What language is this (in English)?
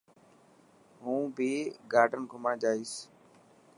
Dhatki